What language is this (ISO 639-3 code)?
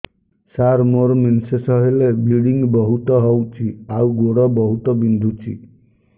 ori